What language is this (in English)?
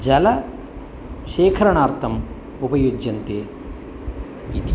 Sanskrit